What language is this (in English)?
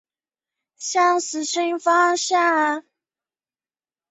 Chinese